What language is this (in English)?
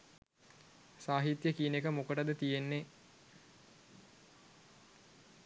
Sinhala